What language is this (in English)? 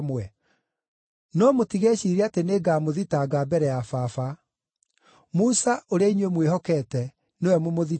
Kikuyu